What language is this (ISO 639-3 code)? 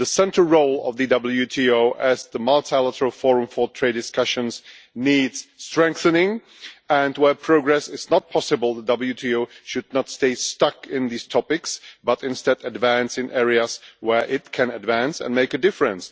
eng